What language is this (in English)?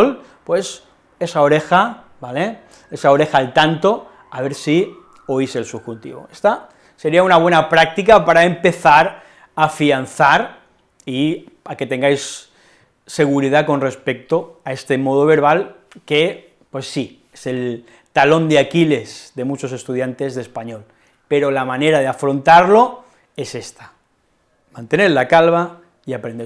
Spanish